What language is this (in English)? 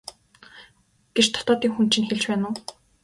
Mongolian